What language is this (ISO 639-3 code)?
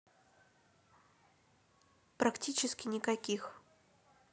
rus